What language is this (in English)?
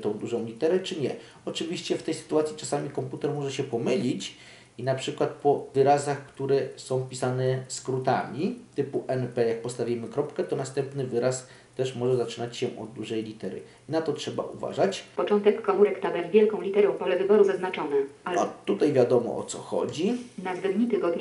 Polish